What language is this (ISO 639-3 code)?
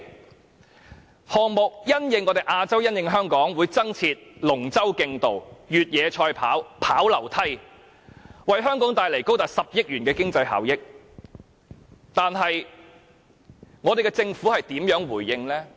yue